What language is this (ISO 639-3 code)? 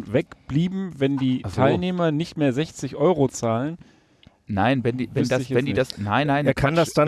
deu